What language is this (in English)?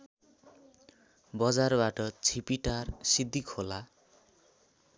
Nepali